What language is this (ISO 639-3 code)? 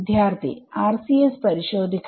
mal